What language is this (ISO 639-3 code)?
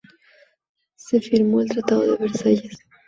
spa